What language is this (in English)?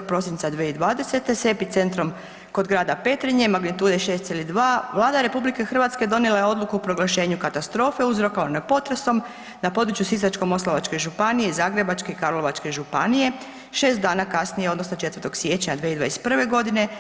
Croatian